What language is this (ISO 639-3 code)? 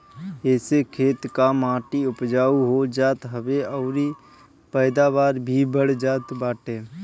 bho